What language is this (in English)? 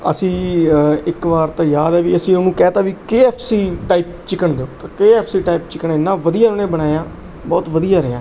Punjabi